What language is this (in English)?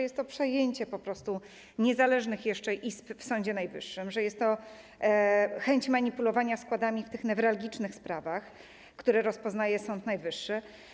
Polish